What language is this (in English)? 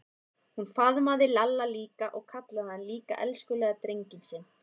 Icelandic